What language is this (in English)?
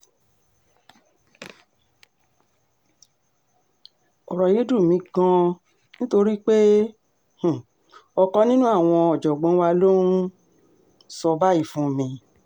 Yoruba